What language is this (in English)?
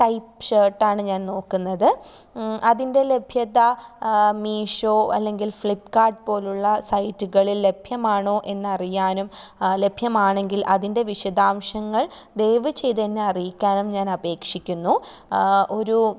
Malayalam